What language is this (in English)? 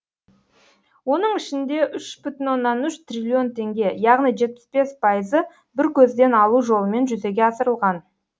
Kazakh